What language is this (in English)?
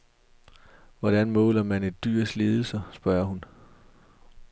Danish